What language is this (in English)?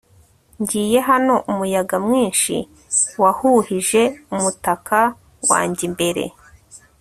Kinyarwanda